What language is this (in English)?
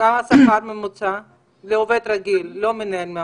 Hebrew